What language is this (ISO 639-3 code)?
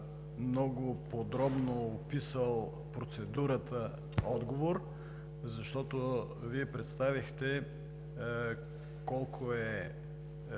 bul